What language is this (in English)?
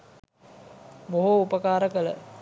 Sinhala